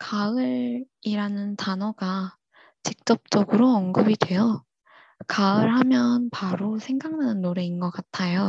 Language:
Korean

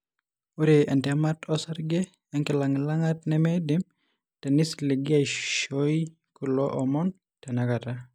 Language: Masai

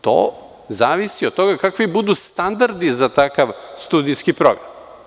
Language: Serbian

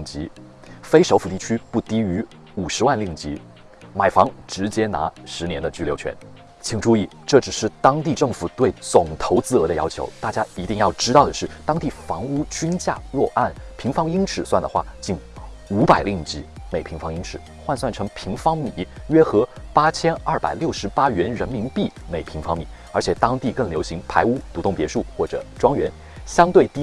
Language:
Chinese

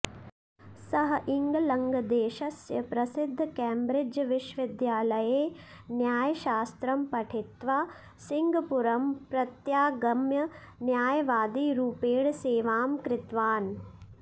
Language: Sanskrit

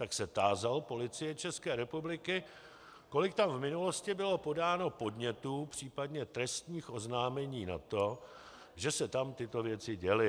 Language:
Czech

